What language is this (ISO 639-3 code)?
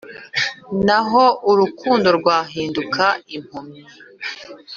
kin